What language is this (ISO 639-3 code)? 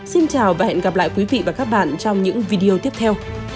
vie